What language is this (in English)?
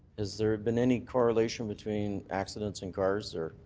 English